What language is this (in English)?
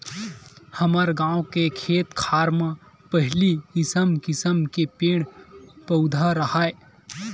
Chhattisgarhi